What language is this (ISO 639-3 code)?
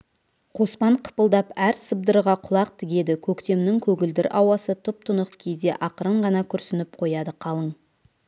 kaz